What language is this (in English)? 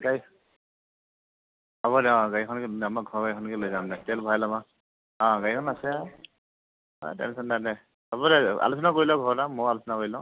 Assamese